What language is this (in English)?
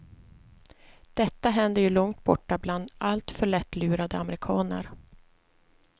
Swedish